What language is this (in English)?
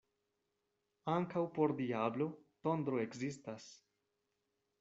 Esperanto